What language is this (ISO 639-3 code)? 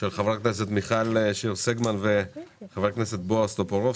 heb